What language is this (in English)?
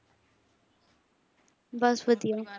Punjabi